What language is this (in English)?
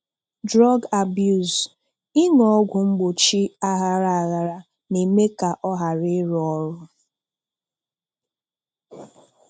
Igbo